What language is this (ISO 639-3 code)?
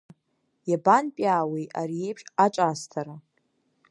abk